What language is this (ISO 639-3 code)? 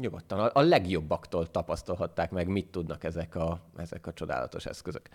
hun